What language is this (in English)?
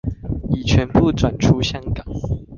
Chinese